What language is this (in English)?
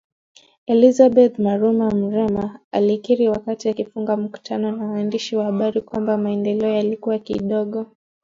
Swahili